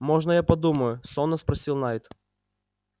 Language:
Russian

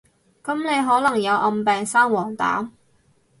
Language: Cantonese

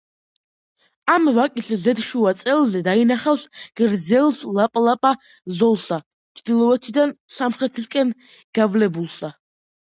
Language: Georgian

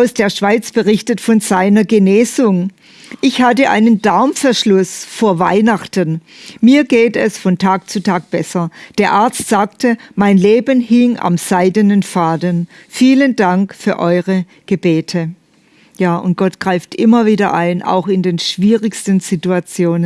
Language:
German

